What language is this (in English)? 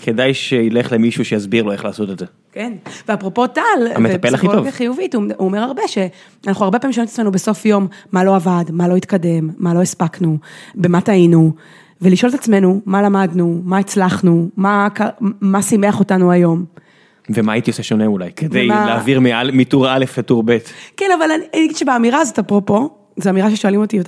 Hebrew